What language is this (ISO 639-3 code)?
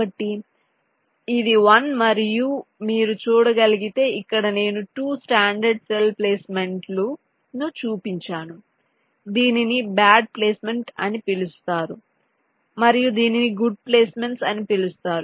tel